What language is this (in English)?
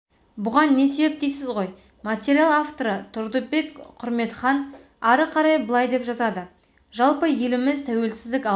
Kazakh